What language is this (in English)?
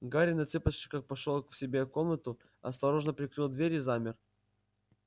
Russian